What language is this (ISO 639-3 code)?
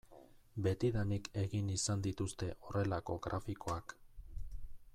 eus